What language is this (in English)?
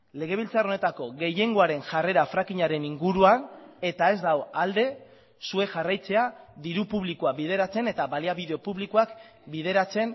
Basque